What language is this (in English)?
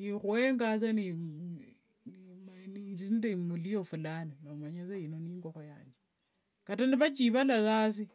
Wanga